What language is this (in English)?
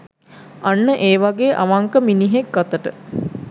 Sinhala